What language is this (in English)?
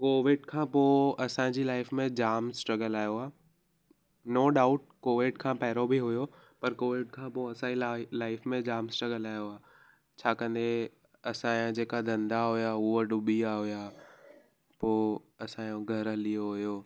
Sindhi